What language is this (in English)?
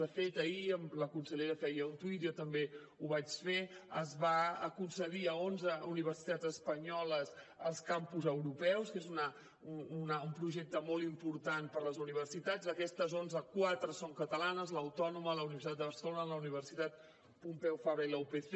Catalan